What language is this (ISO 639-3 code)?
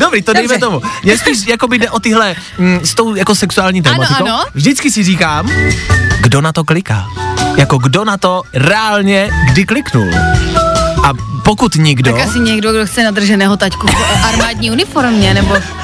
ces